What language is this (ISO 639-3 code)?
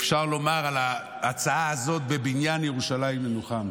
heb